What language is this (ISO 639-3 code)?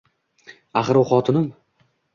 uzb